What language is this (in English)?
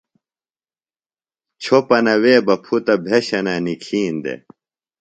Phalura